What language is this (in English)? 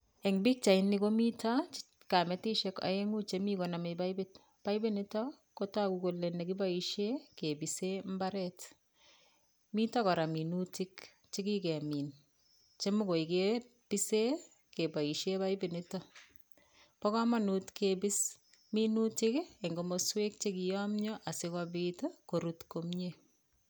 Kalenjin